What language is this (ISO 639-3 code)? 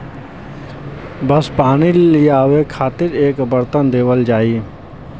bho